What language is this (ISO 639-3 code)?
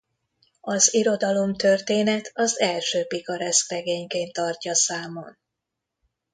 hun